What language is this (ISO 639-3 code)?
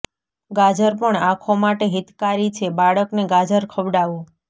guj